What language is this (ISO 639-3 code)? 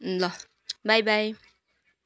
nep